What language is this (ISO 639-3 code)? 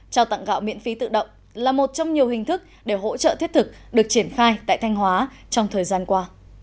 vie